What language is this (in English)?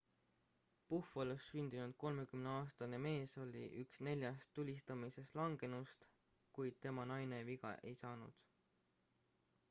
Estonian